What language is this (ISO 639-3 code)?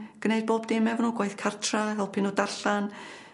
cym